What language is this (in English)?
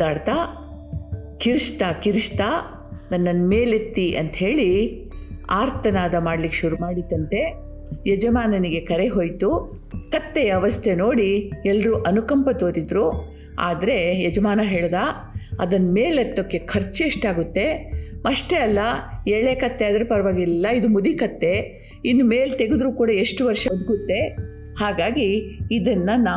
Kannada